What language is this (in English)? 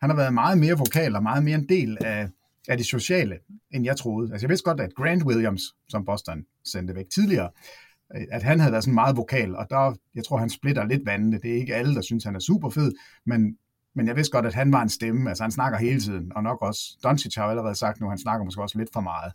Danish